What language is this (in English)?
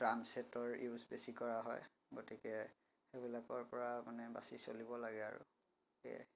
Assamese